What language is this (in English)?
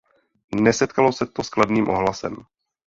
Czech